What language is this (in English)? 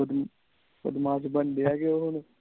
Punjabi